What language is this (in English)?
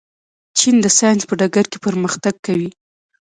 Pashto